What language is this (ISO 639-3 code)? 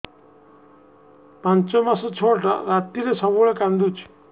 ori